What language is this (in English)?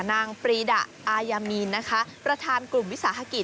Thai